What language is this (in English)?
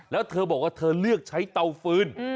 Thai